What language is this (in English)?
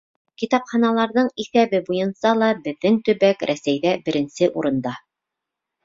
Bashkir